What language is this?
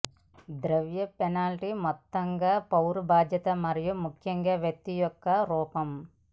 Telugu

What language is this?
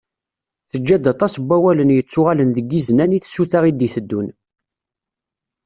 Kabyle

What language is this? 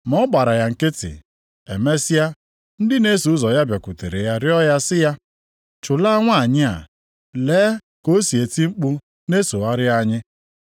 Igbo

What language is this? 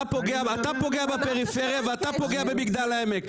Hebrew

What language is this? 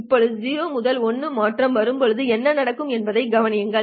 Tamil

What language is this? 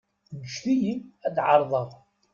Kabyle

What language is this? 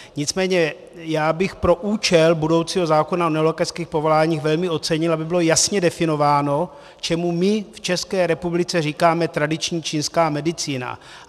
Czech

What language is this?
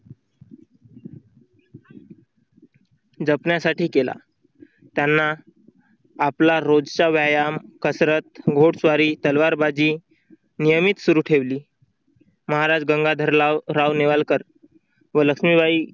Marathi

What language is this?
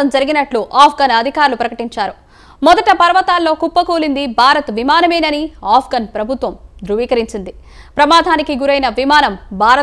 Hindi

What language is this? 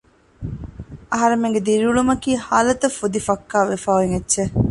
Divehi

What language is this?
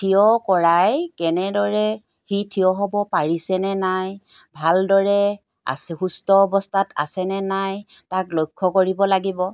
Assamese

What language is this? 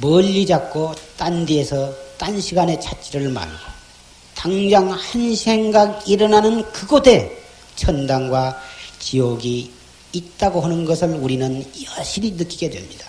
Korean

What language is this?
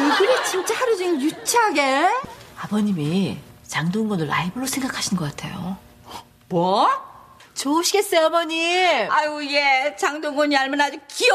Korean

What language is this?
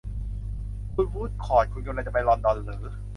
Thai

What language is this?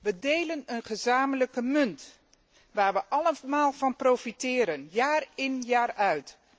Dutch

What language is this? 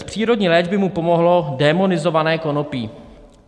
Czech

